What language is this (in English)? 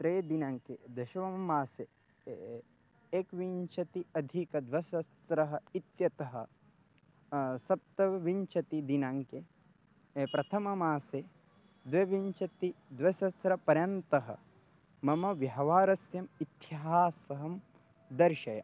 Sanskrit